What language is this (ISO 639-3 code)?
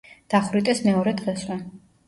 kat